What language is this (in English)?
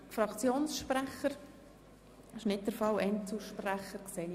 Swiss German